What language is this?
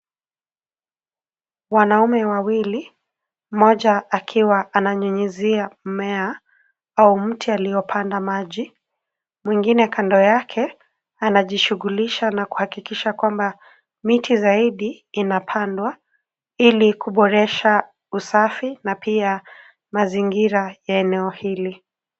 Swahili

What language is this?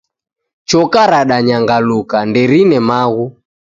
Taita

